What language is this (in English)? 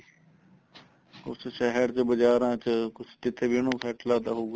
Punjabi